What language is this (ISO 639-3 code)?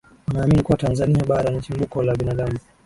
swa